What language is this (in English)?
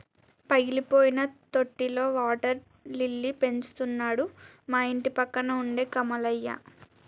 Telugu